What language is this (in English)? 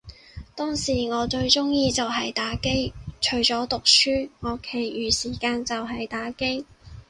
Cantonese